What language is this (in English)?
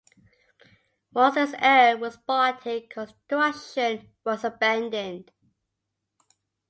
English